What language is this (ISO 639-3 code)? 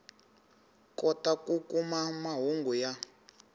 tso